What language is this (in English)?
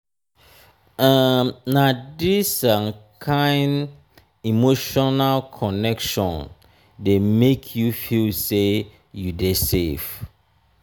Nigerian Pidgin